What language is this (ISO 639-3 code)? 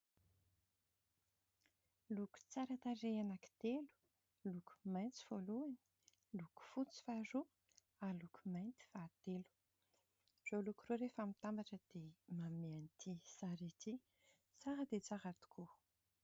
mlg